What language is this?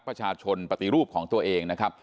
Thai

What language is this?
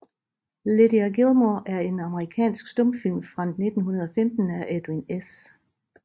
Danish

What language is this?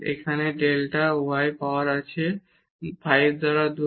Bangla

